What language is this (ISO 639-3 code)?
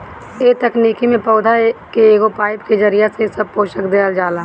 bho